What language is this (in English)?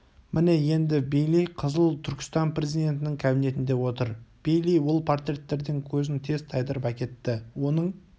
Kazakh